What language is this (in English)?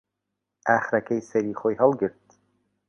Central Kurdish